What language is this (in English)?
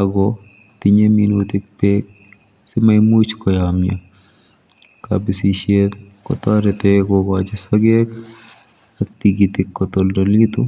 Kalenjin